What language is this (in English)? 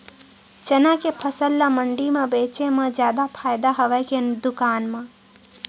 Chhattisgarhi